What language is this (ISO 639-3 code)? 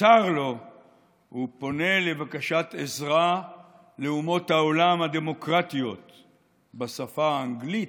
heb